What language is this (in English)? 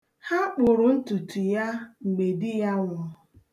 Igbo